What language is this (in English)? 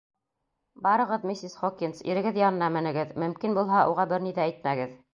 Bashkir